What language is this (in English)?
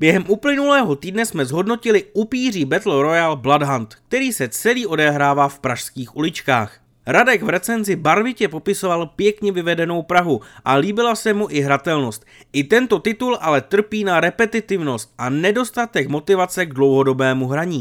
Czech